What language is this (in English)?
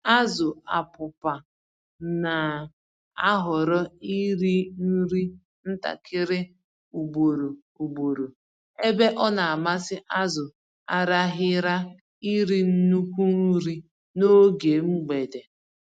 Igbo